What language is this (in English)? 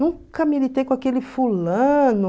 Portuguese